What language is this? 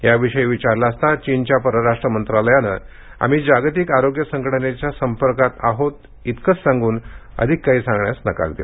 Marathi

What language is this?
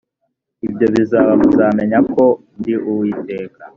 Kinyarwanda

